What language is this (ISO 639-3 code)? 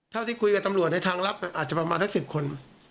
tha